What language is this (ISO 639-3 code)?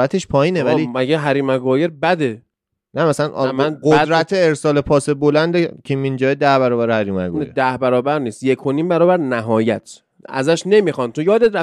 fas